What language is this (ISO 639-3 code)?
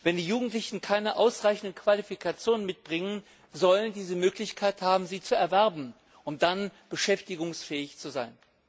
deu